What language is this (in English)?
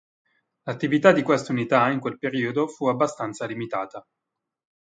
Italian